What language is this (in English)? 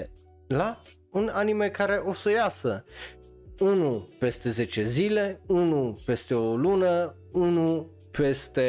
Romanian